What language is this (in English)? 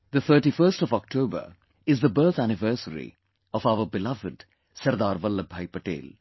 English